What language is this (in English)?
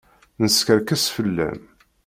Kabyle